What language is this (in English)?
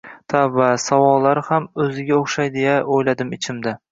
Uzbek